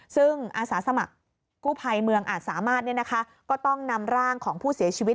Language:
Thai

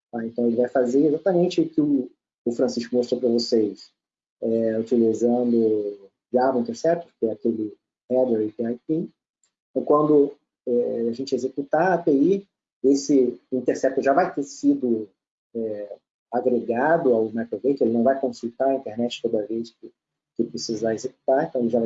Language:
Portuguese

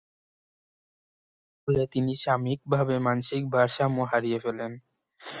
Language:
Bangla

